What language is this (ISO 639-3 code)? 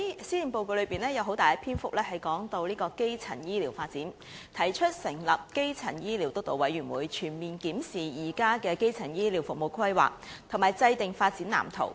yue